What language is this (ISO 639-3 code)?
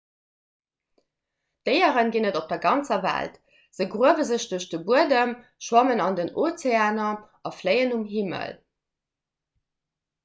ltz